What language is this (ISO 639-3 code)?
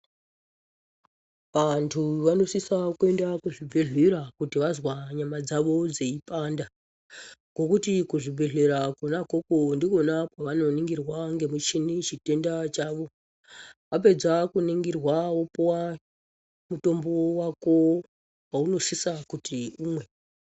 ndc